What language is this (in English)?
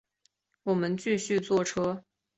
Chinese